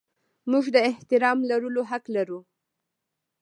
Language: Pashto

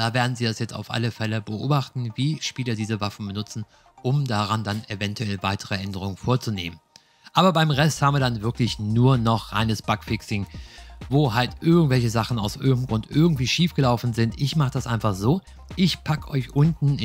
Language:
German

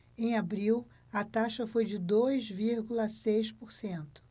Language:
Portuguese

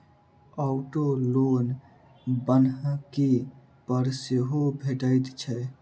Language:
Maithili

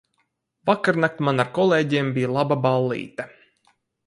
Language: Latvian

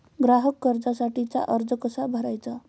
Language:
Marathi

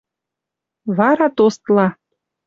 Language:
Western Mari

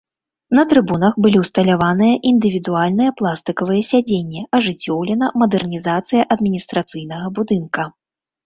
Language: Belarusian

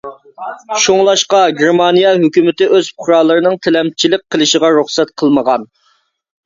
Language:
Uyghur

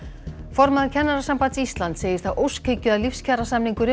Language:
Icelandic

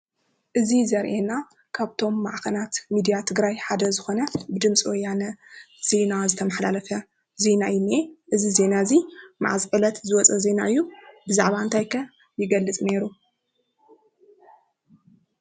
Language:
Tigrinya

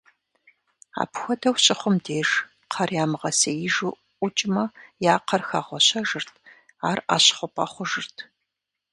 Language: Kabardian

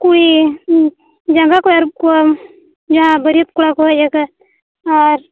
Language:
Santali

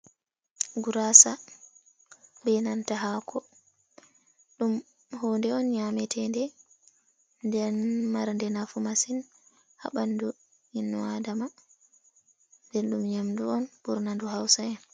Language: Fula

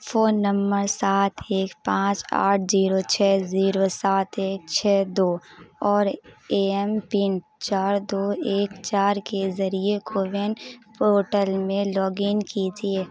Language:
Urdu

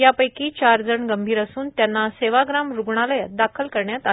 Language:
Marathi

